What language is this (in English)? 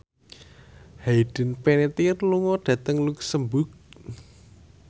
Javanese